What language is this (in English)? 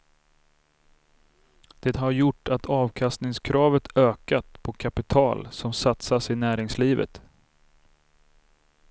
Swedish